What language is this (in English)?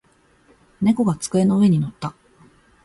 Japanese